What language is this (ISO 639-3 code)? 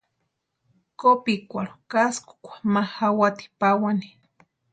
pua